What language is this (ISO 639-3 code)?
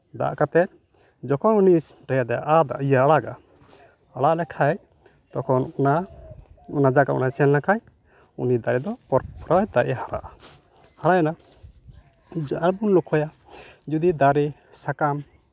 sat